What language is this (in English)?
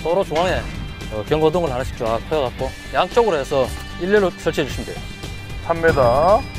Korean